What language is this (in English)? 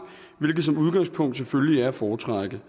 Danish